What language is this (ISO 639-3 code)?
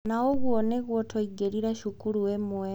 kik